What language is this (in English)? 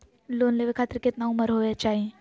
Magahi